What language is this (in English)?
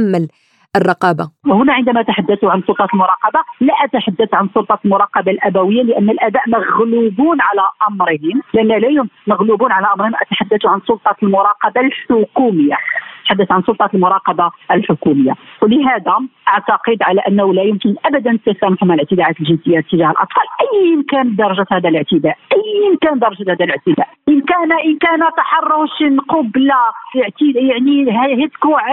Arabic